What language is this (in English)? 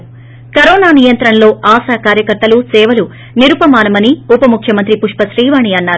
Telugu